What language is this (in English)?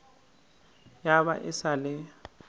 Northern Sotho